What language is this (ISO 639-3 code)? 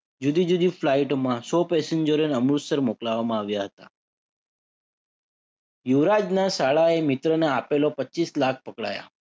guj